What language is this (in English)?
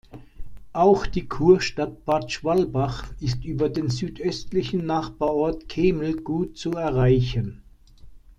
German